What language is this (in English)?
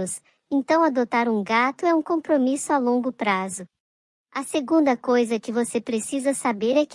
Portuguese